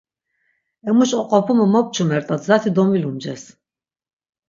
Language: Laz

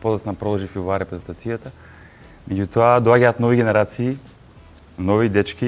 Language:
Macedonian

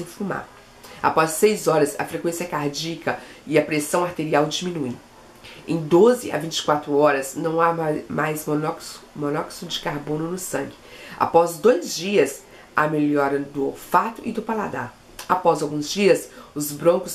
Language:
Portuguese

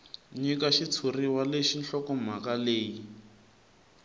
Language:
Tsonga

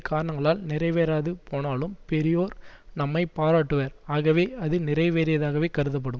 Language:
Tamil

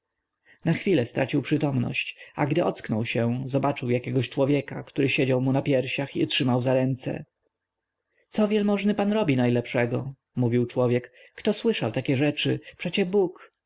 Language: Polish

